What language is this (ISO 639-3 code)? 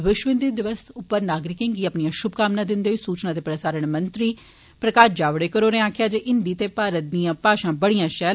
doi